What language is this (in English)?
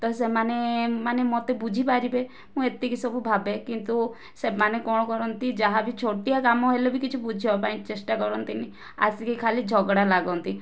Odia